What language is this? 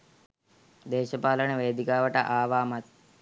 Sinhala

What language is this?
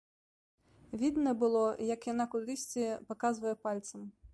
Belarusian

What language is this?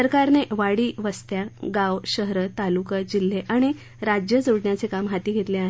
Marathi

